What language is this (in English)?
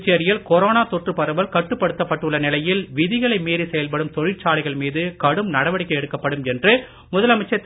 Tamil